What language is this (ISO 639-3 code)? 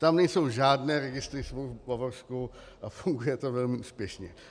ces